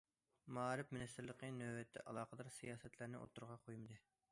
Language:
Uyghur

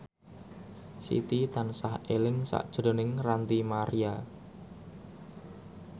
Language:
Javanese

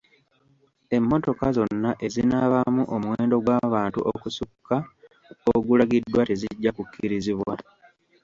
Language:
Ganda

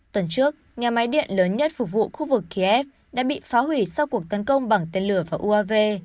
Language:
Vietnamese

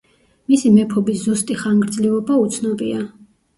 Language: Georgian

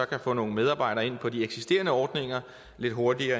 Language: Danish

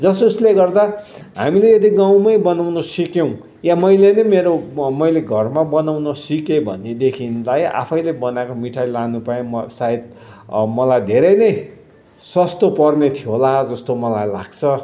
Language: Nepali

